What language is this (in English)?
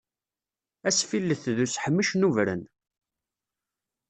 Kabyle